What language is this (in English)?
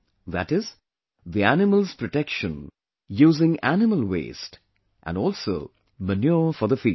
English